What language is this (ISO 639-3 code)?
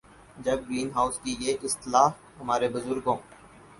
urd